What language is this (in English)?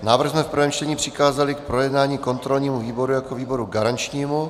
Czech